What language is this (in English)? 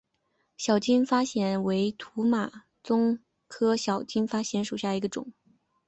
Chinese